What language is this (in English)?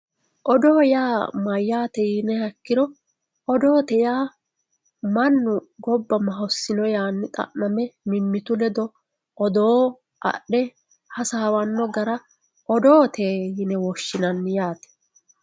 Sidamo